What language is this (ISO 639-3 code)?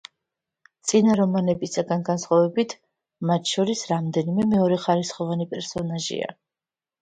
kat